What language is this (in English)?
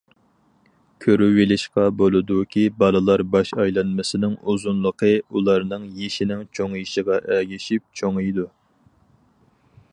Uyghur